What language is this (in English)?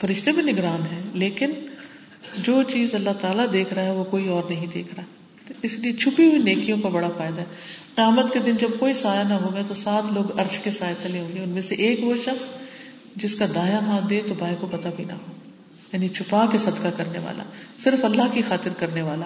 Urdu